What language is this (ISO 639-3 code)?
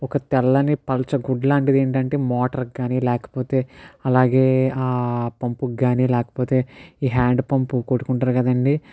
tel